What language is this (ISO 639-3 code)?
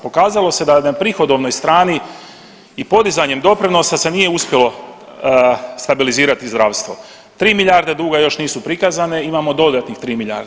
hrv